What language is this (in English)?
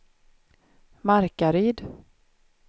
Swedish